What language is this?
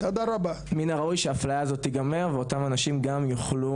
Hebrew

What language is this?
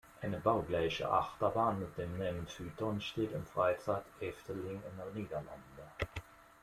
German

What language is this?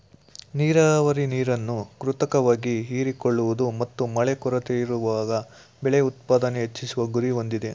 Kannada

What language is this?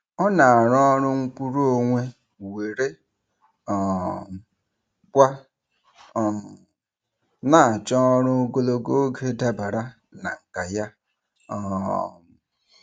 Igbo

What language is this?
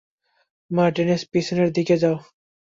Bangla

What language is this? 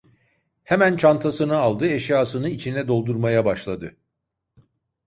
Turkish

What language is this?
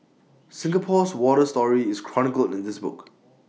English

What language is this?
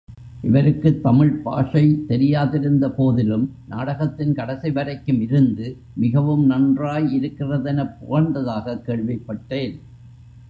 Tamil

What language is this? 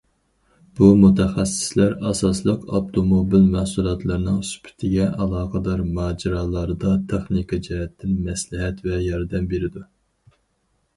Uyghur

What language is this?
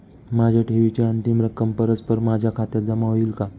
Marathi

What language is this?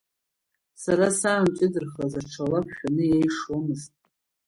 Abkhazian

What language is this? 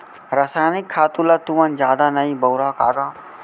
Chhattisgarhi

